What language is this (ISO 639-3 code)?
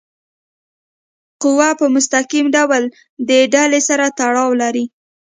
pus